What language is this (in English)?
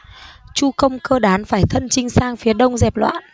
Vietnamese